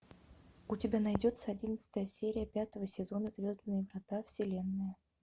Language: Russian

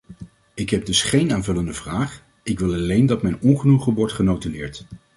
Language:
Dutch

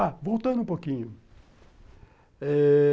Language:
Portuguese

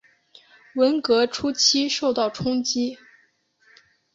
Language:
Chinese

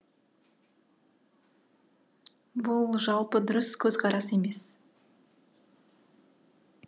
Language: Kazakh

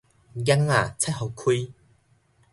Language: Min Nan Chinese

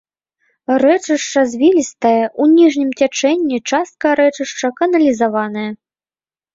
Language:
Belarusian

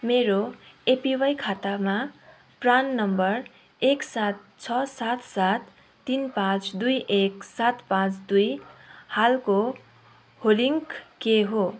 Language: Nepali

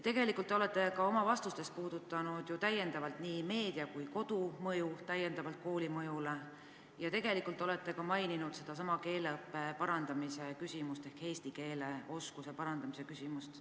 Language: Estonian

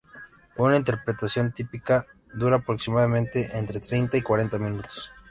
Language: Spanish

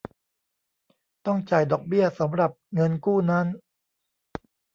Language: Thai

